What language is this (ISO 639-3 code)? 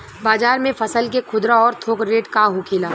bho